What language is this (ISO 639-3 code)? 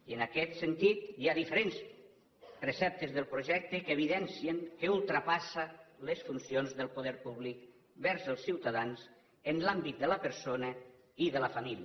cat